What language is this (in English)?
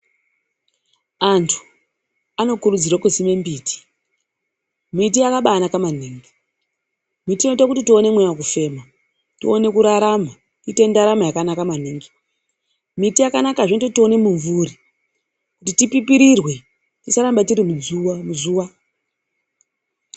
Ndau